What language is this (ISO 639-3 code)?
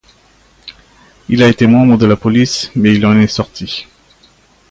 fra